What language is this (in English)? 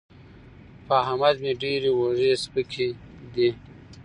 Pashto